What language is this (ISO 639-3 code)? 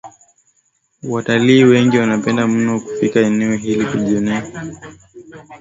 swa